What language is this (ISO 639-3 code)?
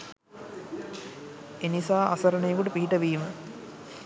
sin